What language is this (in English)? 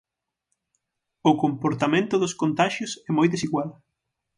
Galician